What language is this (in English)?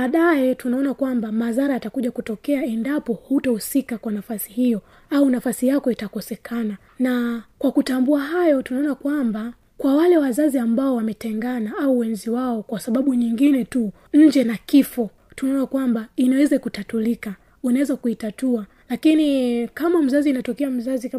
Swahili